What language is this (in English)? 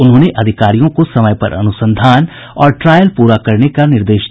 Hindi